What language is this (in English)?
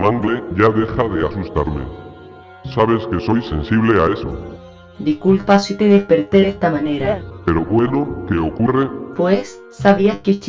Spanish